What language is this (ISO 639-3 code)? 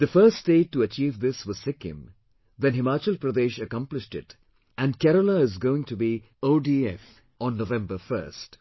eng